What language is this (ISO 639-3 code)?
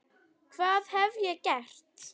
isl